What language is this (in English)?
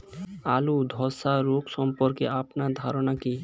Bangla